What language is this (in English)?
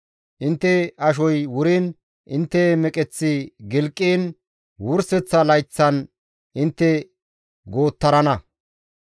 Gamo